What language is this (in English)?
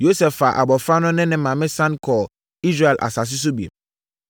Akan